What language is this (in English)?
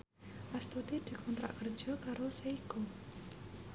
Javanese